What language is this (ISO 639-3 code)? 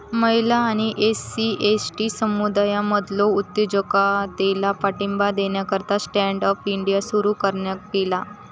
mar